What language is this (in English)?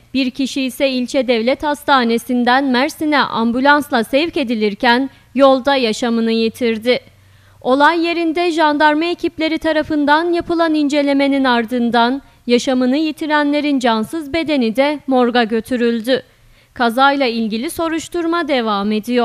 Turkish